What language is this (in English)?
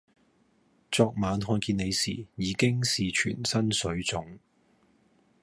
Cantonese